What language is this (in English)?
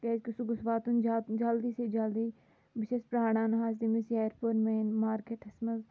Kashmiri